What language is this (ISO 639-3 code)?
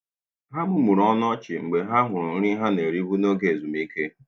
ibo